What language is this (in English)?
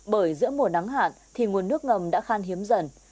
Vietnamese